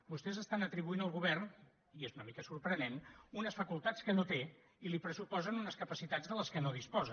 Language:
Catalan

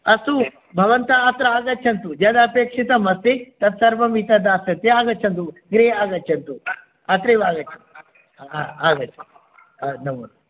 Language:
Sanskrit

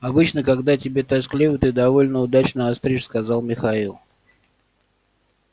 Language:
Russian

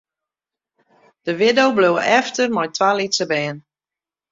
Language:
Western Frisian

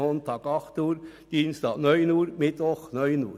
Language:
Swiss German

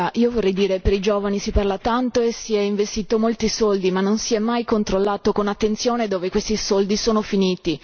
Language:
Italian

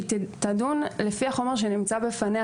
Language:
Hebrew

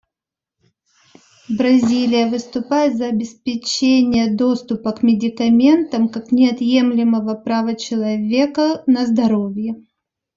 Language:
Russian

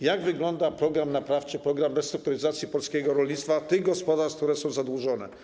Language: Polish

